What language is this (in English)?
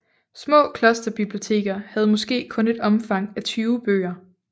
Danish